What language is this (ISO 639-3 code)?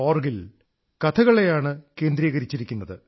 mal